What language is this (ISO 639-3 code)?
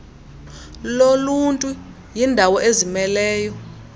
xho